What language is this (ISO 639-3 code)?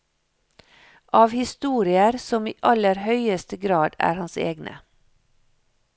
nor